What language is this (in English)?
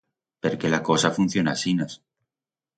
Aragonese